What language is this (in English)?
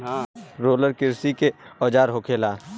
Bhojpuri